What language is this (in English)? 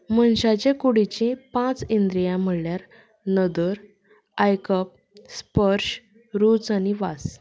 Konkani